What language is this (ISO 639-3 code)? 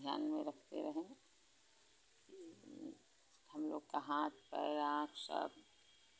hin